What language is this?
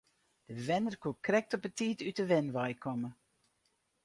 Western Frisian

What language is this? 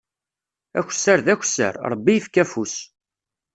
Kabyle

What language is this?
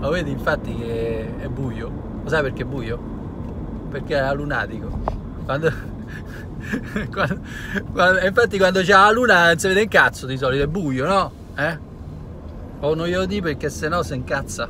Italian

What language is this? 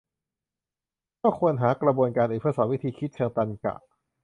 Thai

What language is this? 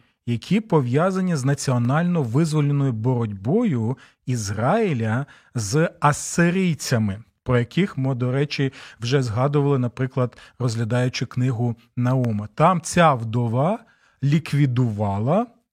Ukrainian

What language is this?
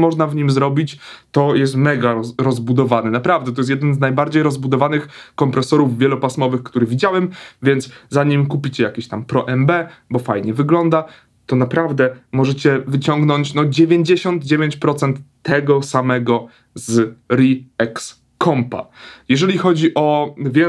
Polish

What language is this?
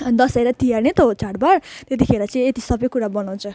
Nepali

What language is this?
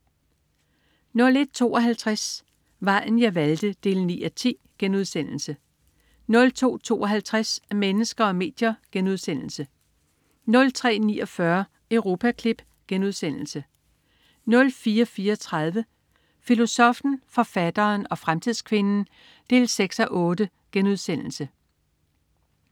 Danish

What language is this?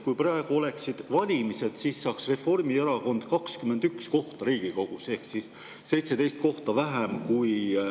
Estonian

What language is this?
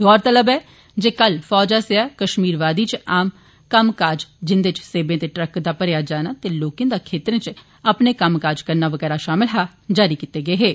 Dogri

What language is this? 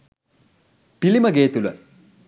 Sinhala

